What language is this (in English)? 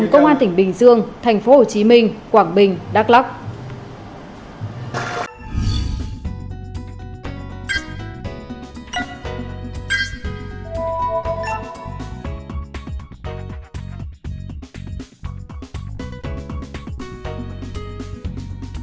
Vietnamese